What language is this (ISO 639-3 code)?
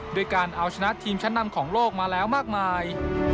tha